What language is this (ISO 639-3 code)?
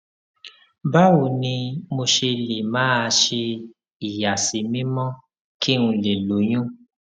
yor